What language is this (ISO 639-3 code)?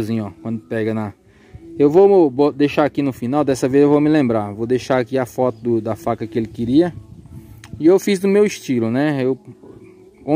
por